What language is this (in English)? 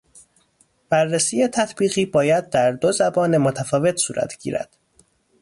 Persian